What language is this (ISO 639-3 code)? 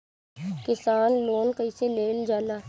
bho